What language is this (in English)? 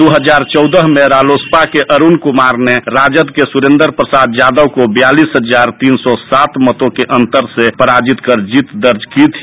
Hindi